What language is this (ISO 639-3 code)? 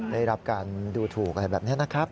tha